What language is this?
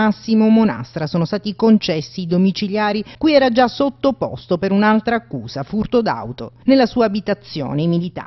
Italian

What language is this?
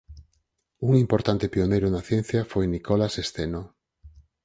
Galician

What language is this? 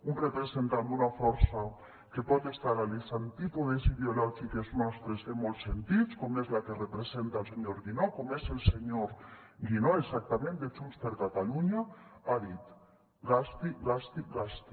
Catalan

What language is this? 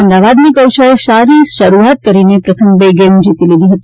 Gujarati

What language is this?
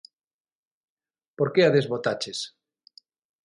Galician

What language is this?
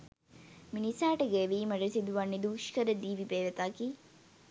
Sinhala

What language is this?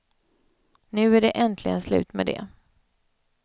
Swedish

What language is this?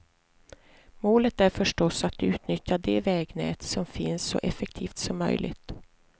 Swedish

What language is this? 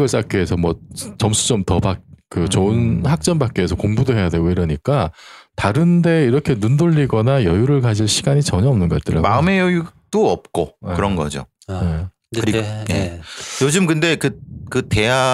Korean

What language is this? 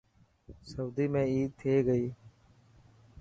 Dhatki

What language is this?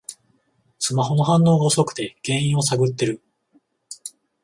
Japanese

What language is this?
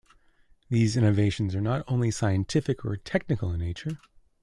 English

